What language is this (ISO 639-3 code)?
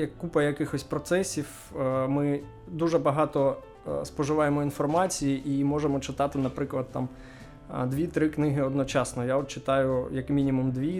ukr